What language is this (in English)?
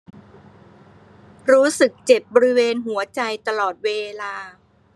Thai